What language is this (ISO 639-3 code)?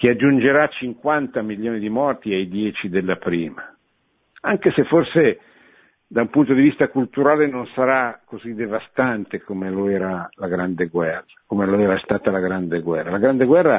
ita